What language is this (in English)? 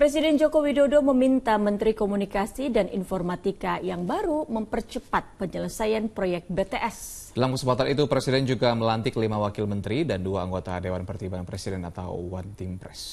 Indonesian